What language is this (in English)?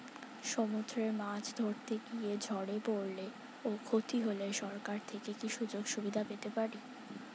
Bangla